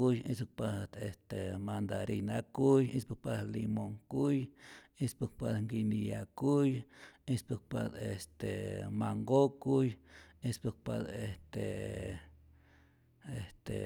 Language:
Rayón Zoque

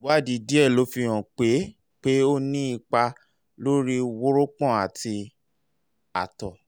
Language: Yoruba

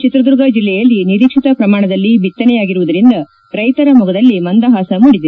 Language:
Kannada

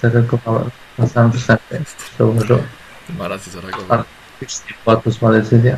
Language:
Polish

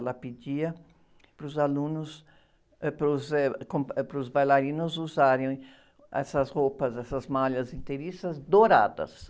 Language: Portuguese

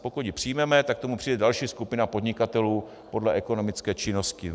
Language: Czech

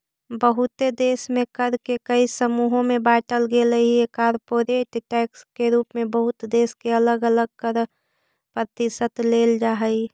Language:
Magahi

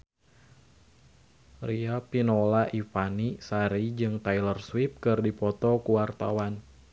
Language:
Sundanese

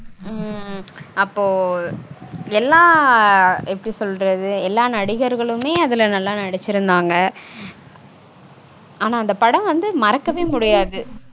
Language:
Tamil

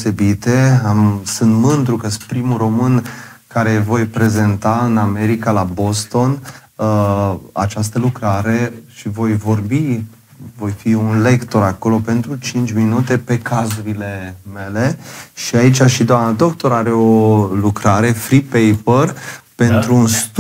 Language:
Romanian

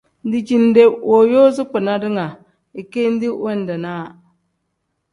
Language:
Tem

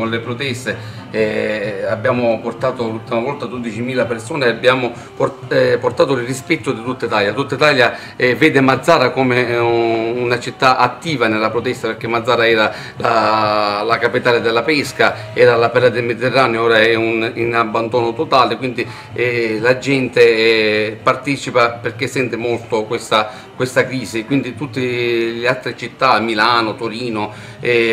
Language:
Italian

